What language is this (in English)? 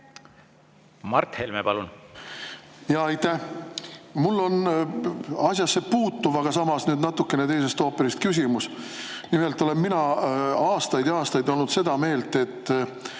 Estonian